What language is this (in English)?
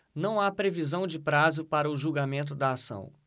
Portuguese